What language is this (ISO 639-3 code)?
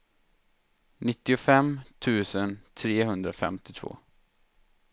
swe